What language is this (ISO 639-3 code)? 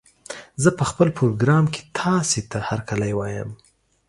pus